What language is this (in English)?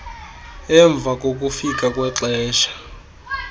Xhosa